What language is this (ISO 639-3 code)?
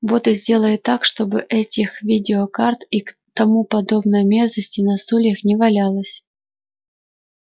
rus